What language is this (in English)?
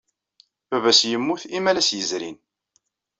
Kabyle